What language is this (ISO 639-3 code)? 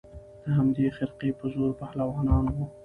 pus